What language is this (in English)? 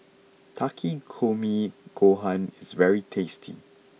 English